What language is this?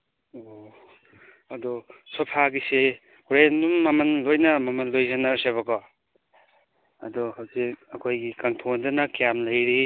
Manipuri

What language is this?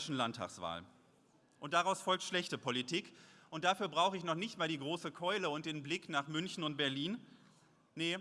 German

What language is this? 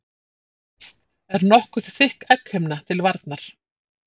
Icelandic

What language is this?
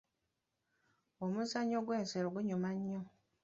Ganda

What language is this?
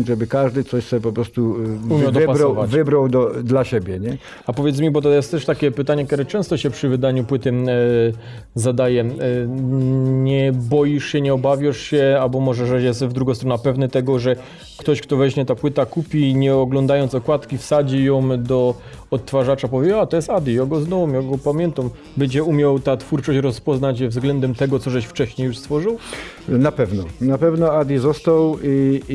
Polish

